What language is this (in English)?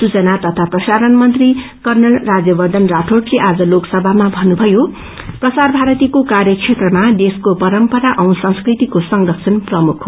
Nepali